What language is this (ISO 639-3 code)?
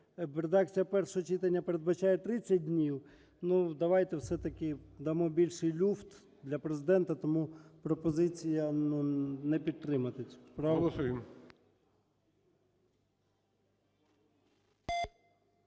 ukr